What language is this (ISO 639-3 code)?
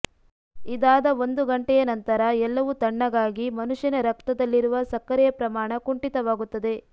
kan